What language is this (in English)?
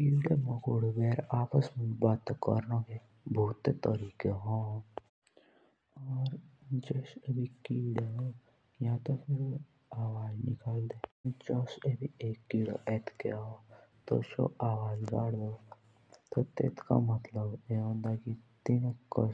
Jaunsari